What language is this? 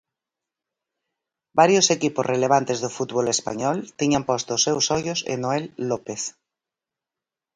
Galician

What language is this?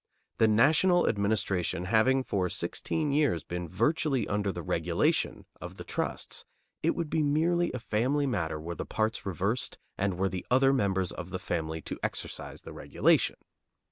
English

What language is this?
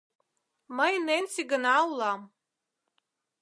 Mari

